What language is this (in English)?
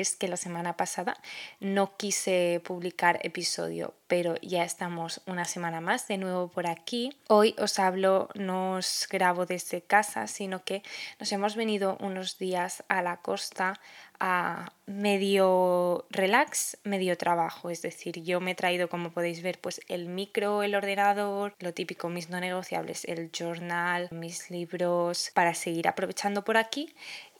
Spanish